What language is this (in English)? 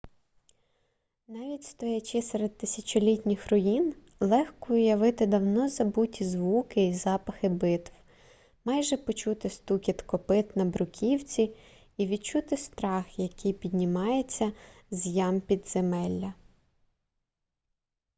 Ukrainian